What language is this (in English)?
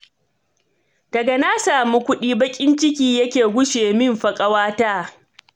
Hausa